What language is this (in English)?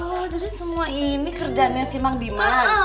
Indonesian